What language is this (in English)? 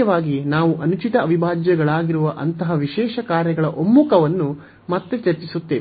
Kannada